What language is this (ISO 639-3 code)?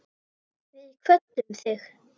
isl